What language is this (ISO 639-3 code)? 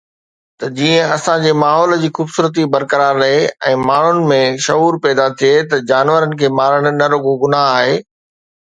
snd